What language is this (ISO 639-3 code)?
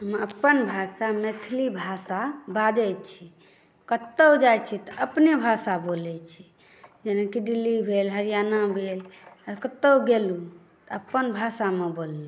mai